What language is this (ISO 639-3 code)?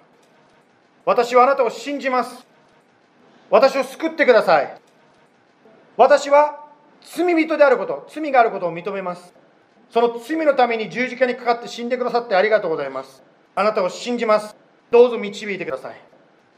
jpn